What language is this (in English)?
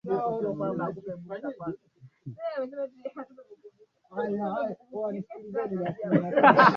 Swahili